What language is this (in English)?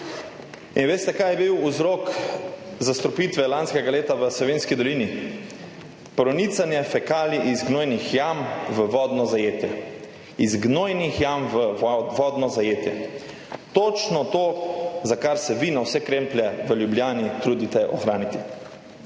Slovenian